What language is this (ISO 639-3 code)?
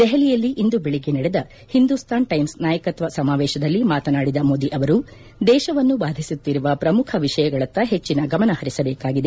kan